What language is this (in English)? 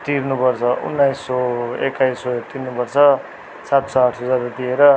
Nepali